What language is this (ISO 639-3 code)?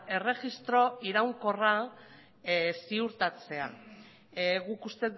eus